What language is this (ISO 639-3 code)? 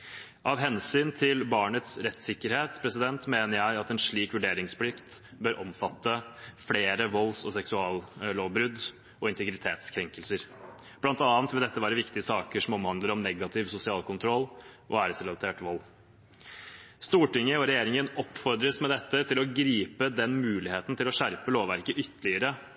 nob